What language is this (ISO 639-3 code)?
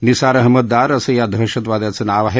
mar